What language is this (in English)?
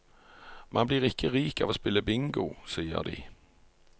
Norwegian